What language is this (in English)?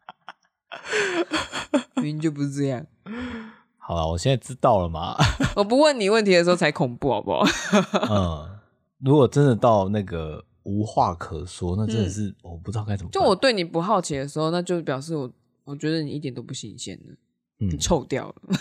Chinese